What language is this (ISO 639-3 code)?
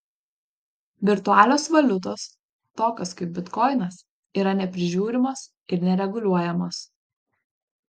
lit